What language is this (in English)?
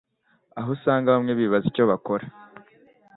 Kinyarwanda